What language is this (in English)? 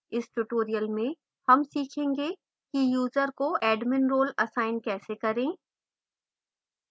Hindi